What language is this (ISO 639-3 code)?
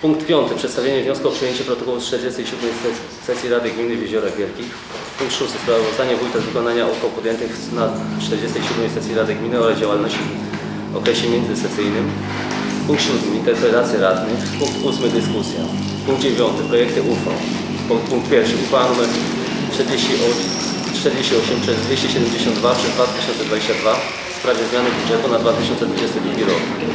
pol